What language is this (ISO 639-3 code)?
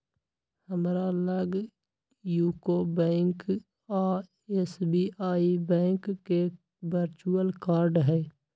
mag